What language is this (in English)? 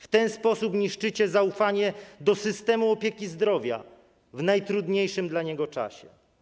Polish